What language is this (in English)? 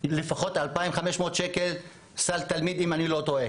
Hebrew